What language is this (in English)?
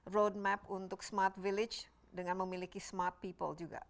Indonesian